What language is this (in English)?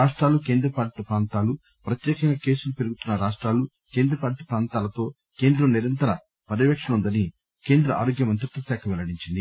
Telugu